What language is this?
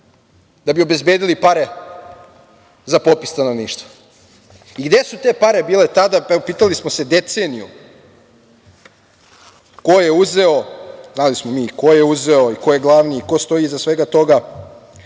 Serbian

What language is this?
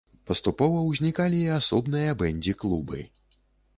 Belarusian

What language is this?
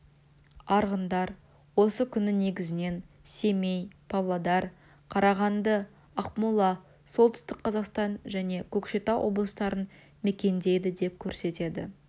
Kazakh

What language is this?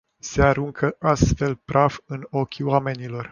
Romanian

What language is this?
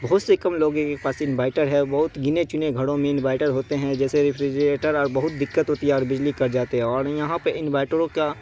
Urdu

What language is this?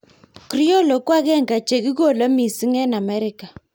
Kalenjin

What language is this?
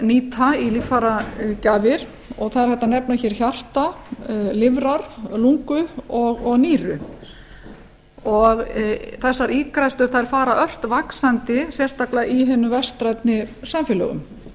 Icelandic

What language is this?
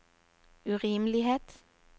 Norwegian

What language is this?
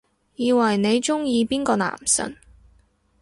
Cantonese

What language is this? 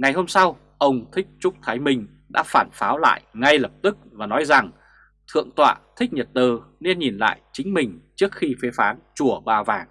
Vietnamese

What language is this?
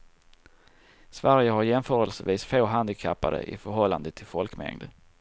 Swedish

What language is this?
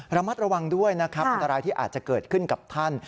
Thai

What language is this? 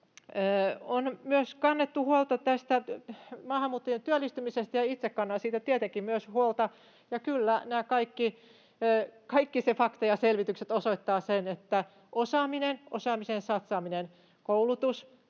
Finnish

